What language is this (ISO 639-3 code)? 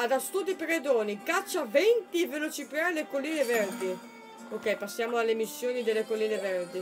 ita